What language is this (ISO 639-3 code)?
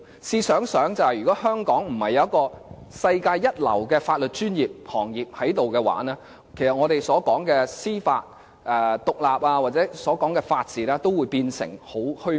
yue